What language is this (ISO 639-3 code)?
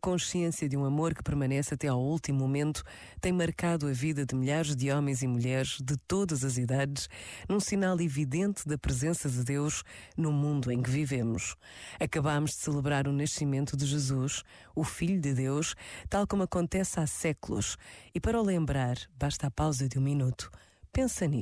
por